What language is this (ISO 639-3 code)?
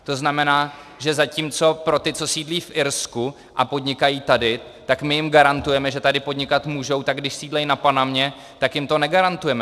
ces